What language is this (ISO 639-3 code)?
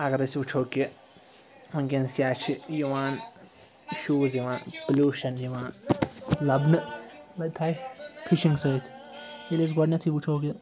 kas